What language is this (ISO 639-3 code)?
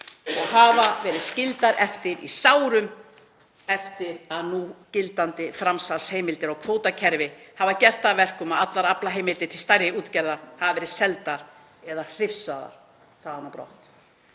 isl